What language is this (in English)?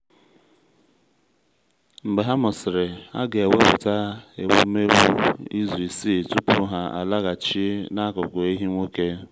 Igbo